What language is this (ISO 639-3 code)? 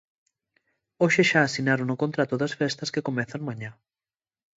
glg